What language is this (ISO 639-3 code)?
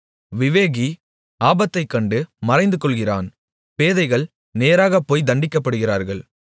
tam